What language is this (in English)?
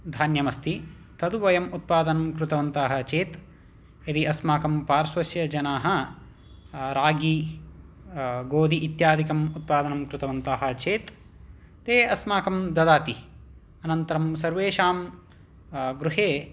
Sanskrit